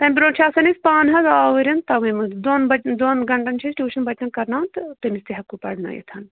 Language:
Kashmiri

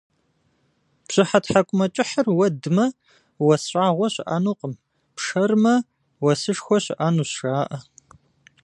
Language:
Kabardian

